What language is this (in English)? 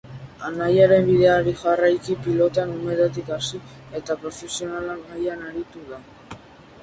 Basque